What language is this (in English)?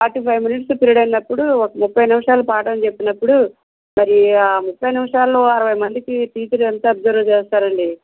Telugu